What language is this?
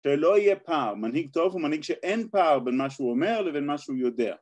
Hebrew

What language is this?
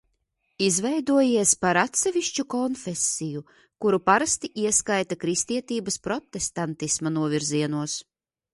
Latvian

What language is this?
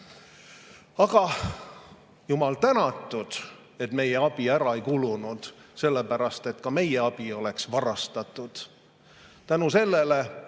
Estonian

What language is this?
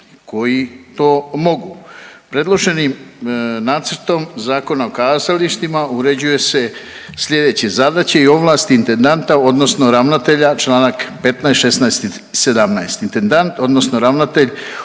Croatian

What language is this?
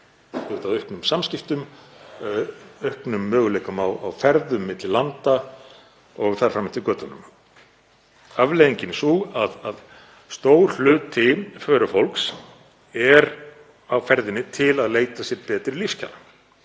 Icelandic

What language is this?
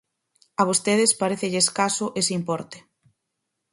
Galician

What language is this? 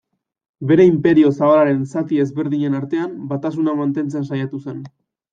Basque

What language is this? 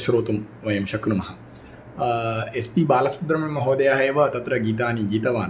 Sanskrit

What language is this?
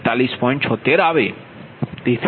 Gujarati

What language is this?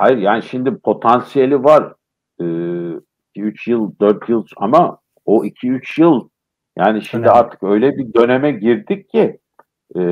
Turkish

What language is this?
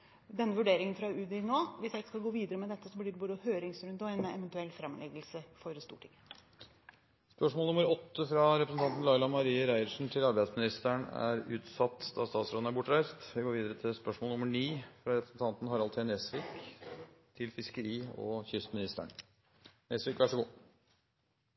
Norwegian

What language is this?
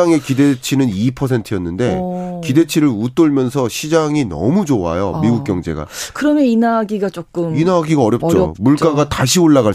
Korean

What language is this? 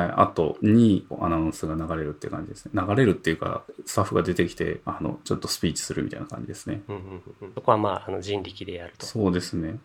Japanese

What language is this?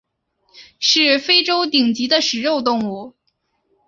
Chinese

